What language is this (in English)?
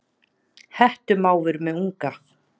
Icelandic